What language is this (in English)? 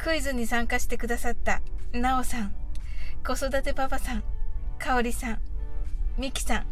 Japanese